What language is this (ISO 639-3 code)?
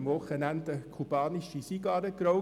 gsw